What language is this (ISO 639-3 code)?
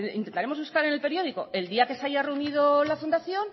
spa